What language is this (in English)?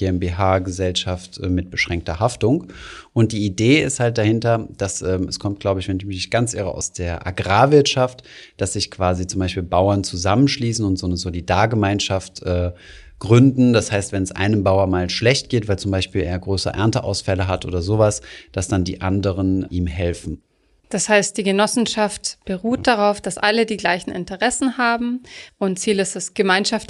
German